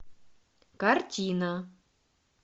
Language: Russian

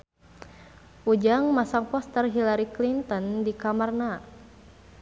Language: Sundanese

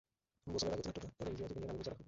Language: Bangla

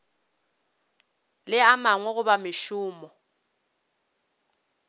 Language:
Northern Sotho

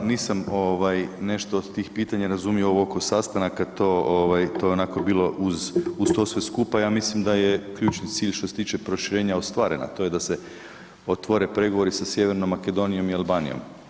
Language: Croatian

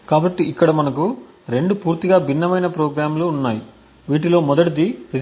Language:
Telugu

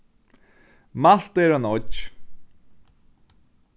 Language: Faroese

